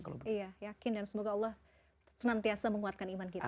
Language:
Indonesian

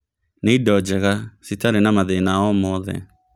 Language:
Kikuyu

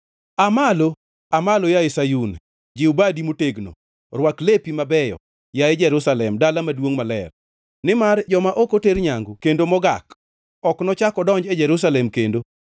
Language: Luo (Kenya and Tanzania)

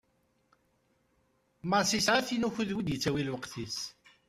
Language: Kabyle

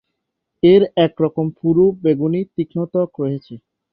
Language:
Bangla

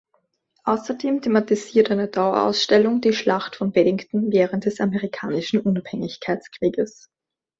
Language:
German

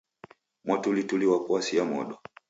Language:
Taita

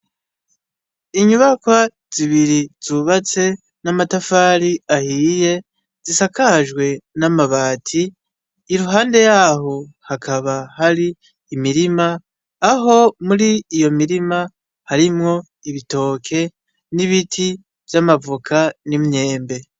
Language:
Rundi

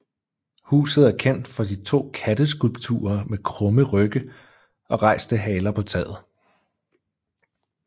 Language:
Danish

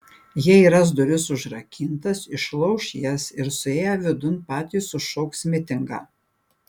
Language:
Lithuanian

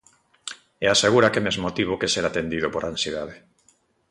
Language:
Galician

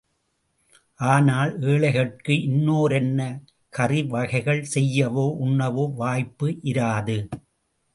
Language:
Tamil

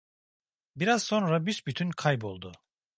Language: Turkish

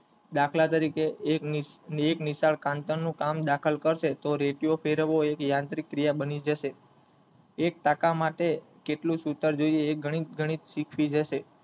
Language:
Gujarati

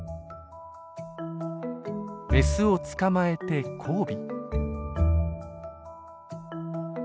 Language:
Japanese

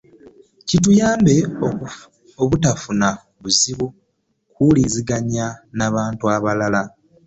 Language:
Ganda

